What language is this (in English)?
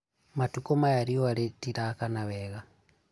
Kikuyu